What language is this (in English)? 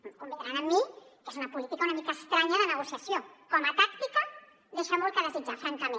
Catalan